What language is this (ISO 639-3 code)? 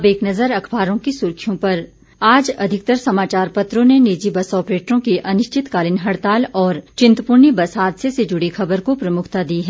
hin